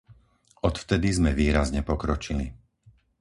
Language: Slovak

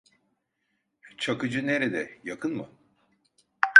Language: Turkish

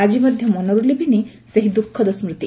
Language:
Odia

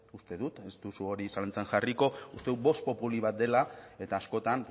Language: Basque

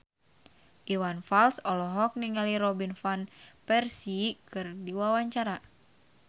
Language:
Sundanese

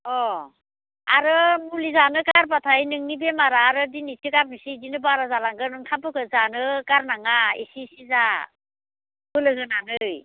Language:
Bodo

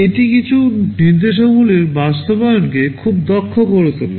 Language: Bangla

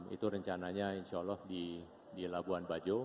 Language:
Indonesian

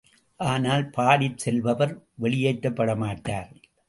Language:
Tamil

